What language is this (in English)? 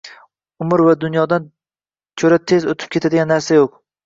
Uzbek